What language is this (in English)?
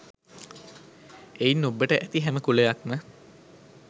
Sinhala